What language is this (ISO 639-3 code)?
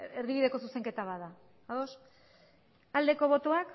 eus